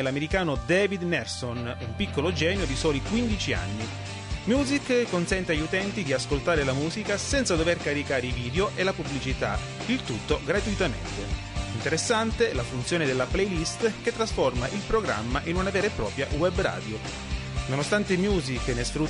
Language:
Italian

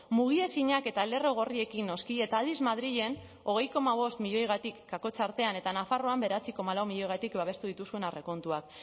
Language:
Basque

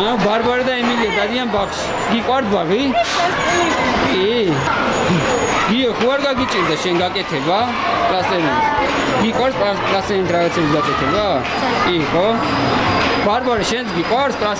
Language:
Romanian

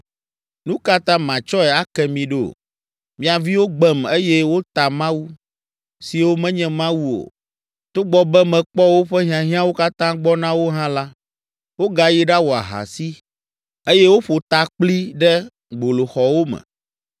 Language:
Ewe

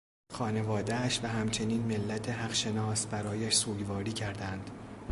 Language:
Persian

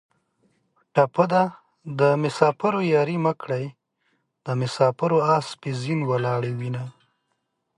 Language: Pashto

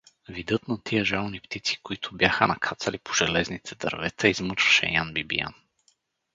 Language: Bulgarian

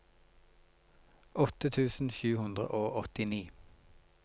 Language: Norwegian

